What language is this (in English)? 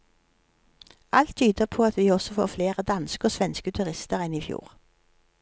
Norwegian